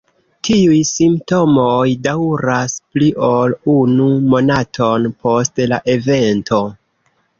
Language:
Esperanto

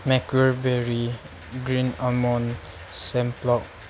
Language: Manipuri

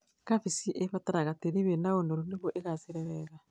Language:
Kikuyu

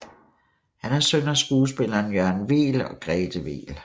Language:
Danish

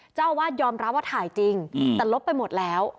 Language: Thai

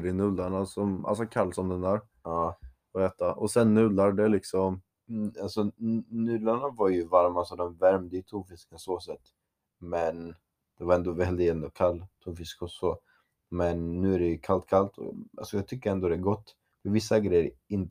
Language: Swedish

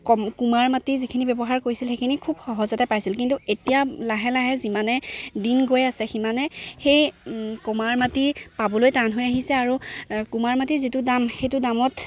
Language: Assamese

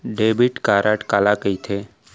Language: Chhattisgarhi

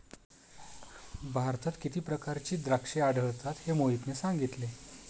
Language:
Marathi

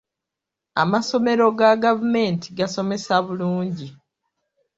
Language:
Ganda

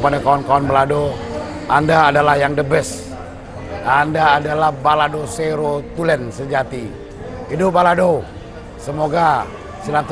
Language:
Indonesian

